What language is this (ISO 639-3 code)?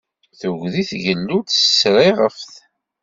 kab